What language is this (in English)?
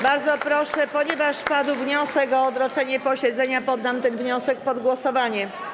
Polish